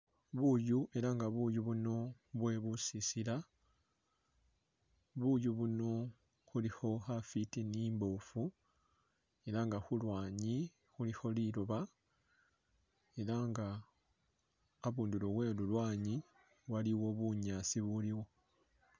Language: Masaaba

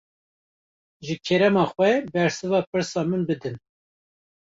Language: Kurdish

